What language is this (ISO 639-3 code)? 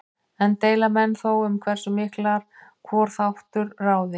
isl